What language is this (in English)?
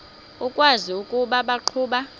Xhosa